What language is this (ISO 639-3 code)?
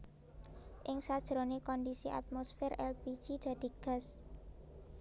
jav